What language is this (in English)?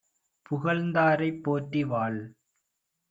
Tamil